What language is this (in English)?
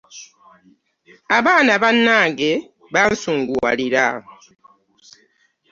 Ganda